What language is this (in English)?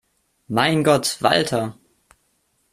German